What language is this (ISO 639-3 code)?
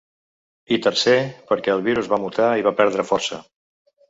cat